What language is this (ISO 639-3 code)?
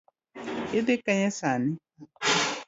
luo